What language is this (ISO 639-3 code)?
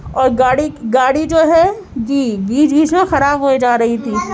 urd